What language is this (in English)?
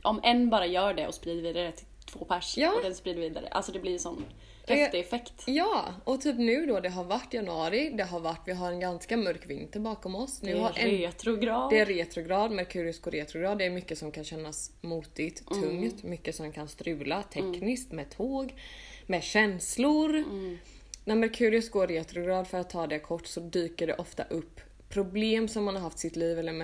Swedish